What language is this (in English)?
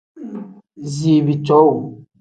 Tem